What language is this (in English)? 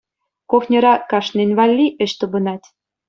Chuvash